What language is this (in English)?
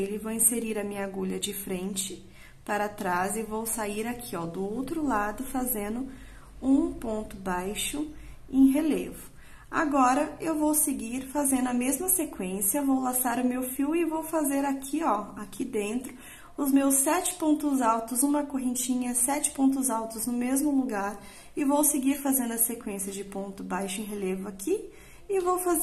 Portuguese